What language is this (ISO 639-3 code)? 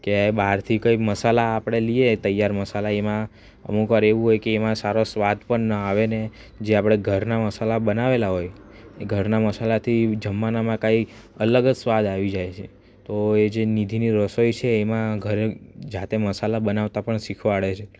guj